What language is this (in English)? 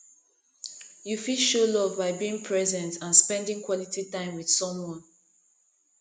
Nigerian Pidgin